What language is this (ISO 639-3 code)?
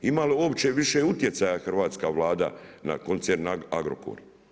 hrv